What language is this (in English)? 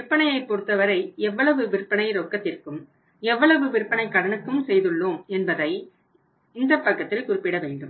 Tamil